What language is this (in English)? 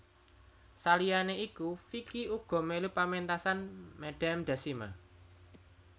Javanese